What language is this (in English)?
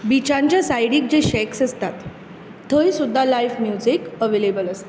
Konkani